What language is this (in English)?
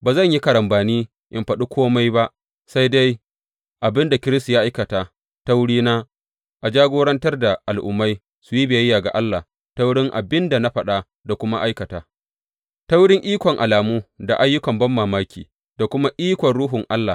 Hausa